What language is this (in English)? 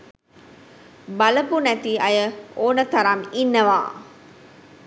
Sinhala